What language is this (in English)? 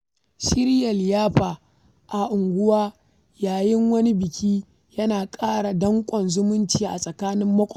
Hausa